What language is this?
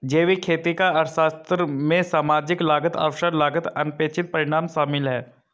Hindi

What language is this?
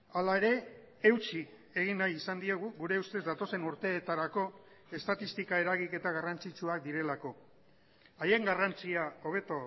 Basque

